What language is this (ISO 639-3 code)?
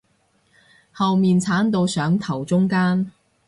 yue